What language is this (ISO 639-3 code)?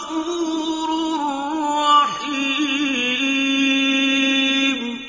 ara